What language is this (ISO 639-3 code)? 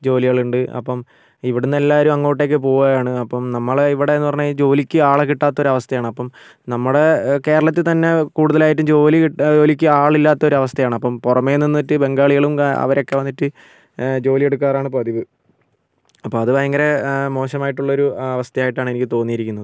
mal